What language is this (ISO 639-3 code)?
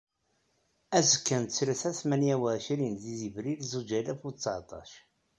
kab